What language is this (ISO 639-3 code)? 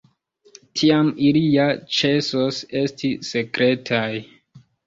epo